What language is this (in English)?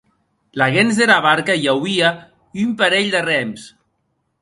Occitan